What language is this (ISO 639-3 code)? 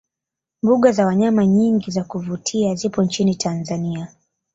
swa